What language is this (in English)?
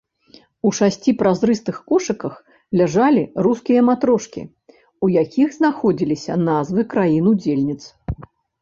Belarusian